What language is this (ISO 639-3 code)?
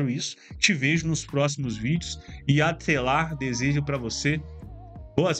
por